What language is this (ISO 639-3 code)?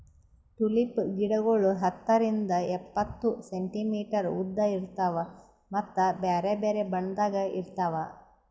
kan